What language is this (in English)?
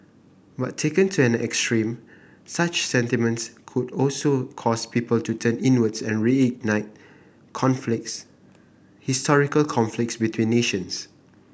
English